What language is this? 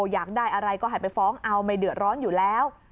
Thai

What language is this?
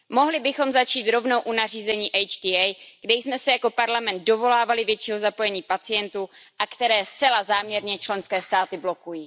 Czech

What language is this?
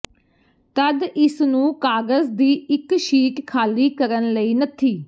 Punjabi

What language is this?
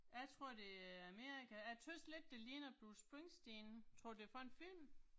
Danish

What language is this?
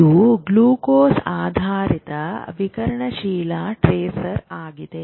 Kannada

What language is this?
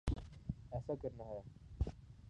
Urdu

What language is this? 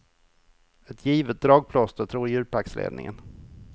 Swedish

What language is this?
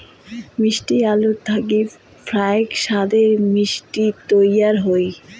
Bangla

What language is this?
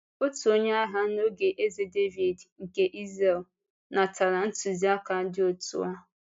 Igbo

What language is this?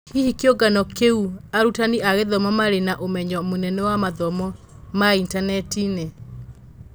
Kikuyu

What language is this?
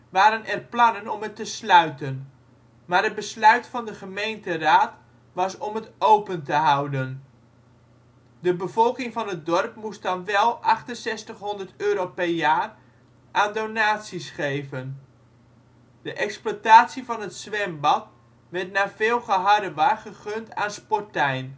Dutch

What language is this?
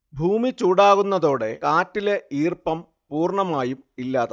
Malayalam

